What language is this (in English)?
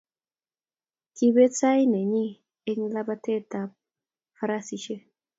Kalenjin